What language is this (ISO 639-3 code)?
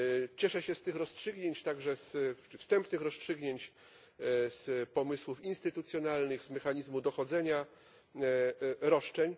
pol